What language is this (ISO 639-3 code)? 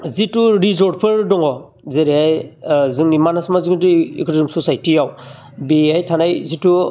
brx